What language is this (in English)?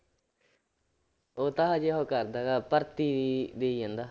Punjabi